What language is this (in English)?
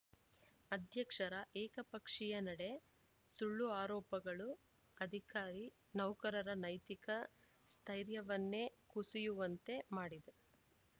Kannada